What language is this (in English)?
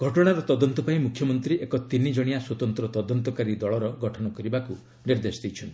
Odia